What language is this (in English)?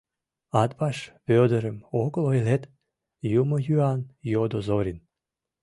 Mari